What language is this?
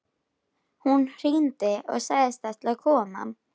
Icelandic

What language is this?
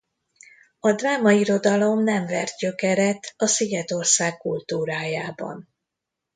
Hungarian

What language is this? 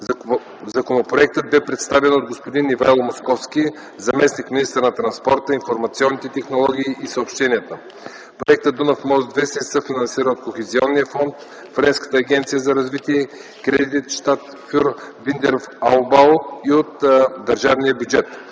Bulgarian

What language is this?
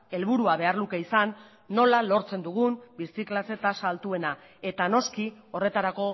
Basque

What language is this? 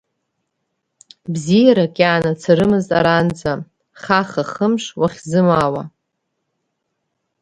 Abkhazian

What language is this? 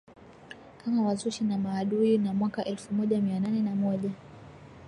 Swahili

